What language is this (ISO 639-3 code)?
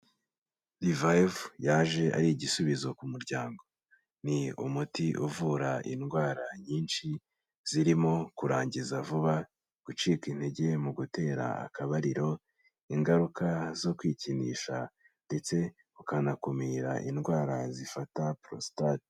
kin